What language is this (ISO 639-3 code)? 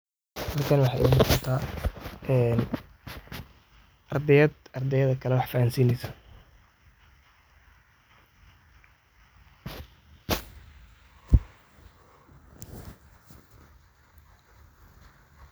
som